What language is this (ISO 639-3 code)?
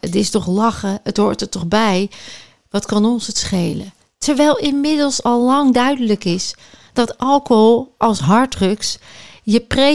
nld